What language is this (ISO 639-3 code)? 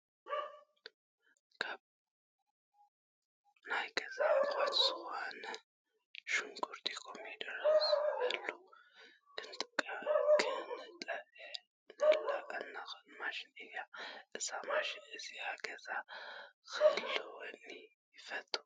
tir